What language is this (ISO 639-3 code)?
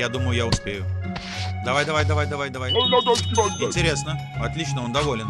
rus